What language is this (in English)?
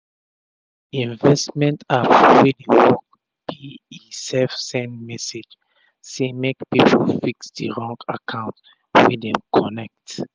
Nigerian Pidgin